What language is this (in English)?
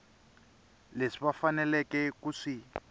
Tsonga